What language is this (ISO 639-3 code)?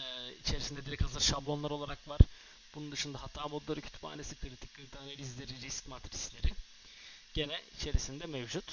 tur